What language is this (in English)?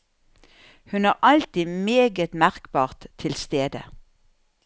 Norwegian